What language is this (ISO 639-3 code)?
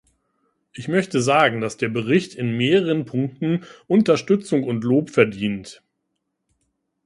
deu